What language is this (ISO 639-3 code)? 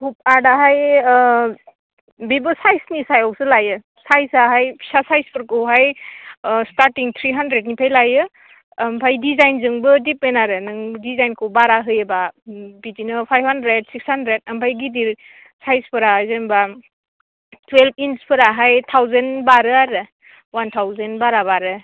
brx